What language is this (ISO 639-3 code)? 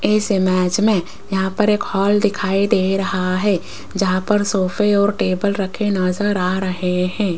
hin